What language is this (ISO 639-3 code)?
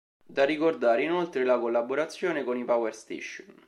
ita